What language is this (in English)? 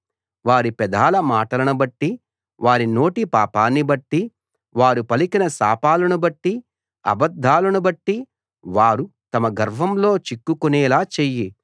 Telugu